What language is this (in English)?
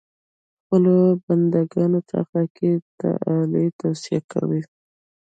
Pashto